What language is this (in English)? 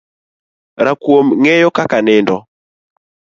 Luo (Kenya and Tanzania)